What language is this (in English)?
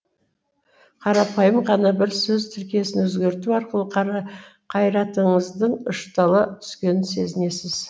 Kazakh